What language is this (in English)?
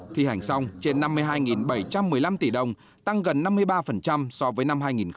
Vietnamese